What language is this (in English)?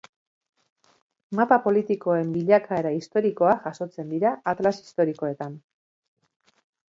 Basque